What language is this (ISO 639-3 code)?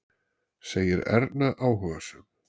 isl